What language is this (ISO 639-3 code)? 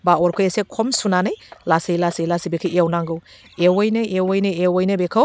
brx